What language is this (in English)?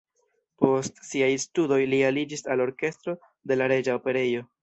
Esperanto